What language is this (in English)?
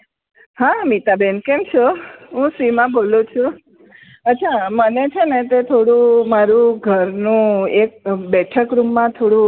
Gujarati